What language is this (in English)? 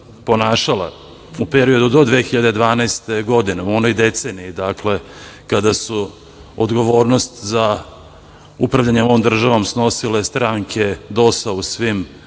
Serbian